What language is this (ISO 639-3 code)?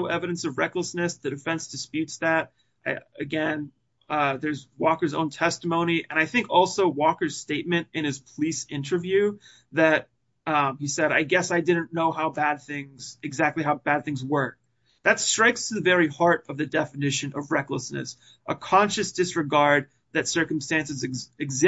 eng